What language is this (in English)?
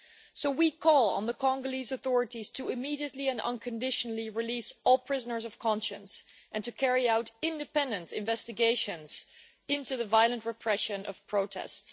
English